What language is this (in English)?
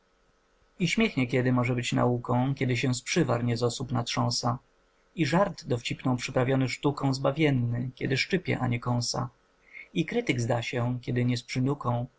Polish